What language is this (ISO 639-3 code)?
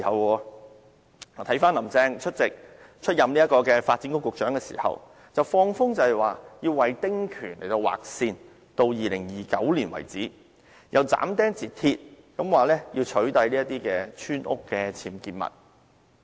yue